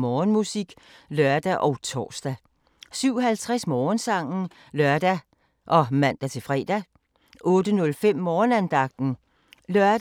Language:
Danish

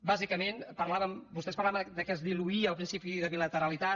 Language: Catalan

